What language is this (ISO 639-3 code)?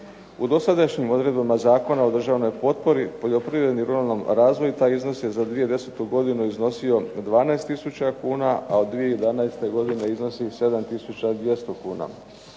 hrv